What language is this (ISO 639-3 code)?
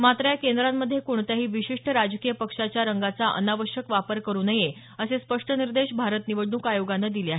mar